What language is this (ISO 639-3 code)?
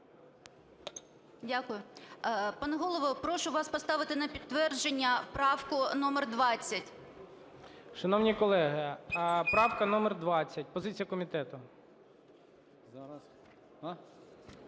ukr